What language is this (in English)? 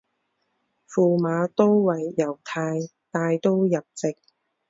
Chinese